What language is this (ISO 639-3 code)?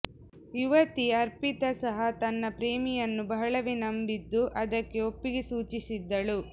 kan